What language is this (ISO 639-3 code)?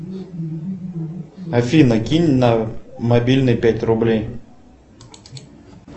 rus